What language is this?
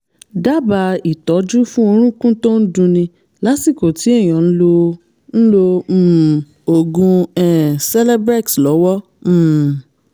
Yoruba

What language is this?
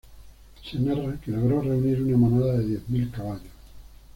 Spanish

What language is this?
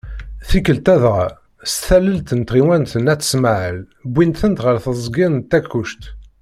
Kabyle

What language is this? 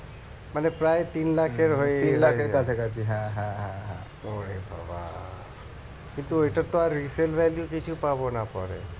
Bangla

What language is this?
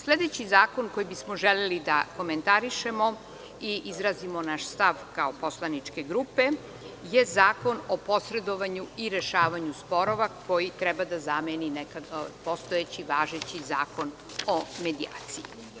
Serbian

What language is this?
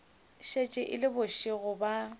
Northern Sotho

